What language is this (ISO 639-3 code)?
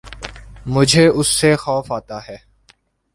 urd